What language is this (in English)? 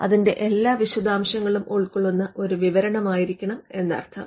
Malayalam